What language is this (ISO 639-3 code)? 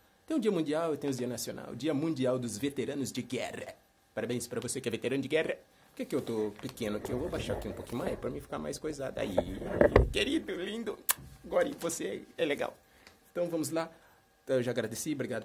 por